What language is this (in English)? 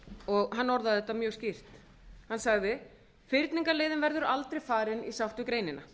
Icelandic